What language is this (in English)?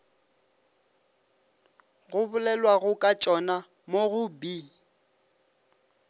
Northern Sotho